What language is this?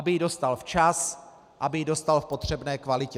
Czech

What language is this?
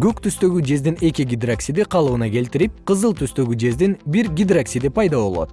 Kyrgyz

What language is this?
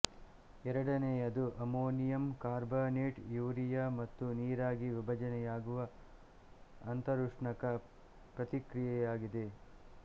Kannada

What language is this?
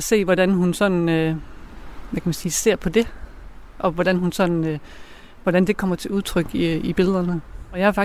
Danish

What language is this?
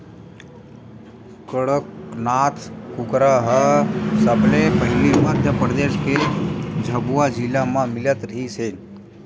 Chhattisgarhi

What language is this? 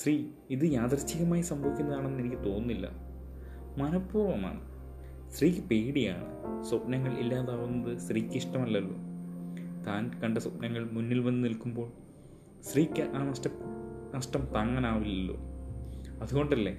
Malayalam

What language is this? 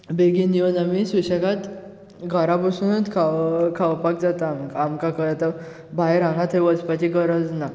Konkani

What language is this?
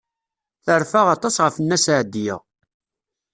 Kabyle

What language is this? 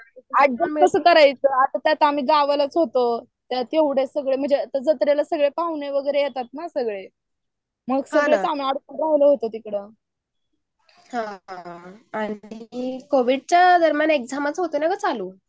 Marathi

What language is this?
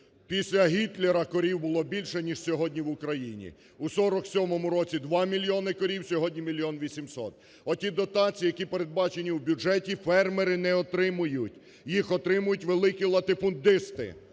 Ukrainian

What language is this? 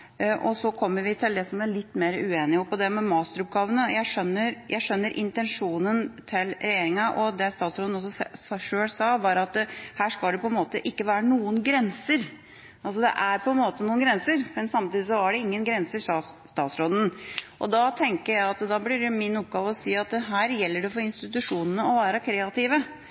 Norwegian Bokmål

